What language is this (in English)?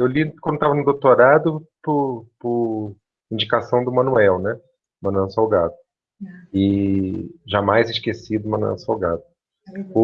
Portuguese